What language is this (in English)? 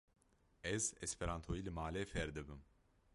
Kurdish